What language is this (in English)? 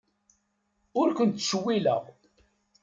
Kabyle